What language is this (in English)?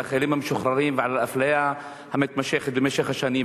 Hebrew